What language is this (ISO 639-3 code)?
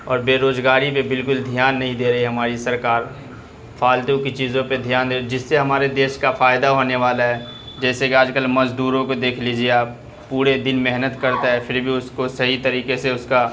urd